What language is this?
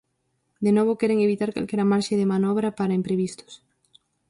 Galician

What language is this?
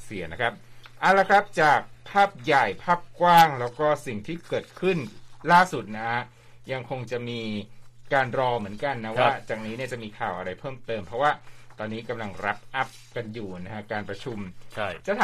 Thai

